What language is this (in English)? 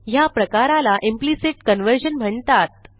Marathi